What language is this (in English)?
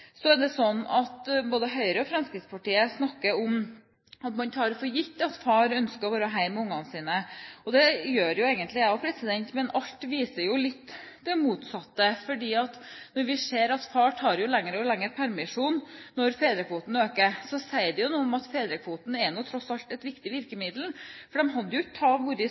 Norwegian Bokmål